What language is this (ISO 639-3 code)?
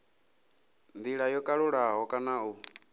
ven